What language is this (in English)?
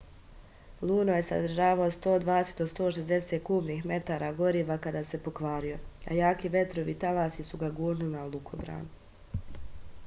Serbian